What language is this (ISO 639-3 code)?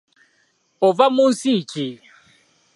lug